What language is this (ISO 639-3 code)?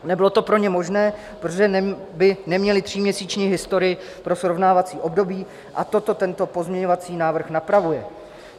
ces